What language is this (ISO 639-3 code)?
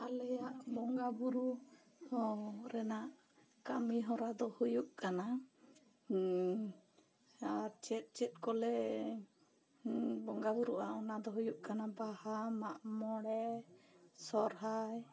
sat